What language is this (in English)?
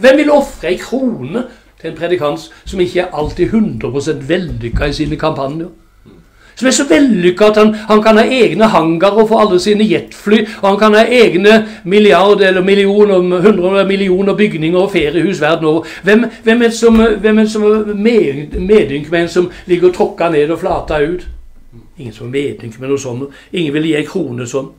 Norwegian